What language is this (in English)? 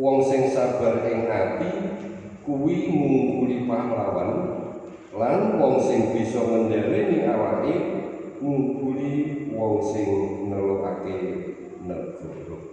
Indonesian